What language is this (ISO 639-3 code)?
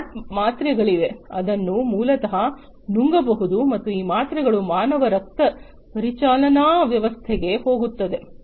kan